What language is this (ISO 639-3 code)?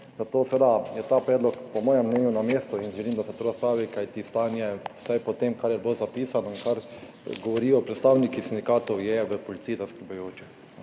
slv